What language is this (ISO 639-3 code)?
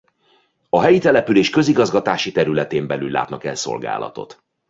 hun